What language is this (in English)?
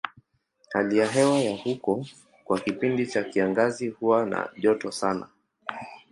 Swahili